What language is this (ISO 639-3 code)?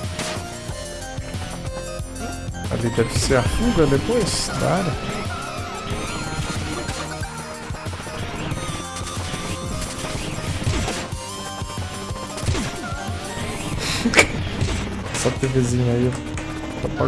por